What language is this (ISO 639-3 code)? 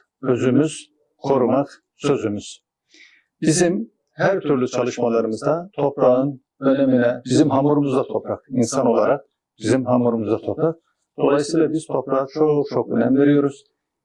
tur